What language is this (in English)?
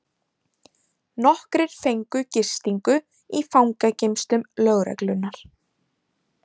Icelandic